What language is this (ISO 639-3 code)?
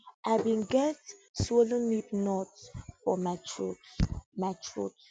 pcm